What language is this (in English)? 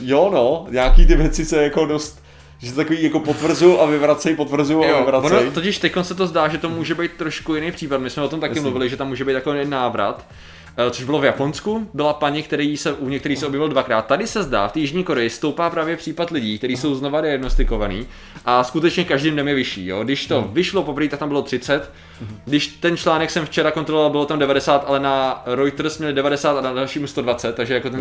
Czech